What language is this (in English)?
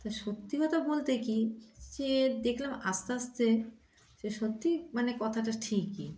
Bangla